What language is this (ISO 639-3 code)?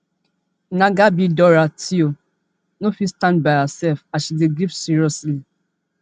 pcm